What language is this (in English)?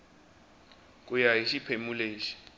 Tsonga